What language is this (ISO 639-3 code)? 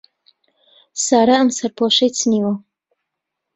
ckb